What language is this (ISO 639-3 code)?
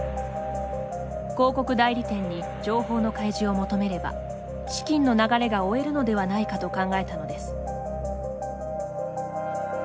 jpn